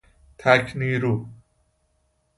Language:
Persian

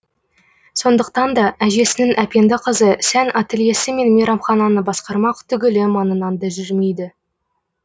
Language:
Kazakh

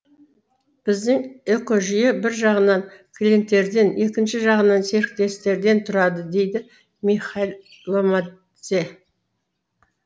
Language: Kazakh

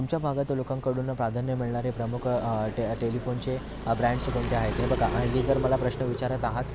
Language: Marathi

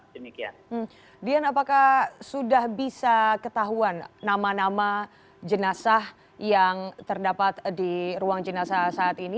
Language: Indonesian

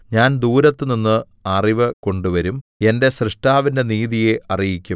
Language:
Malayalam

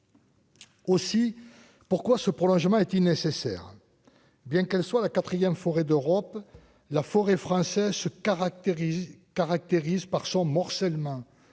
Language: French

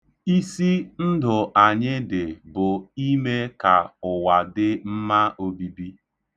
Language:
Igbo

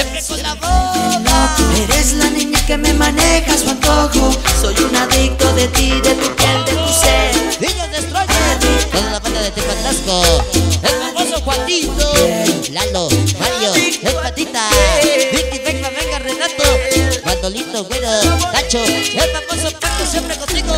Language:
Portuguese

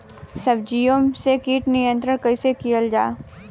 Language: Bhojpuri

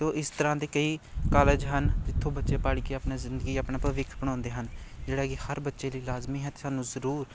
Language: Punjabi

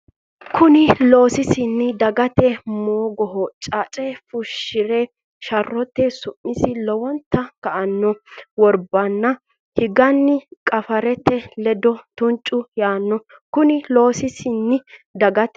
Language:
Sidamo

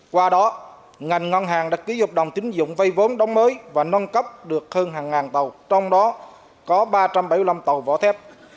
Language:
Vietnamese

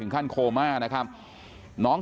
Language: Thai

